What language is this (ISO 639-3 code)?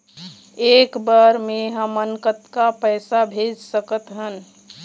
hne